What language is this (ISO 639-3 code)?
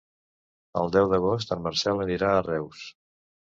cat